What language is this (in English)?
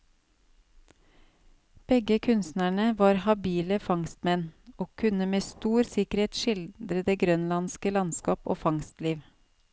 Norwegian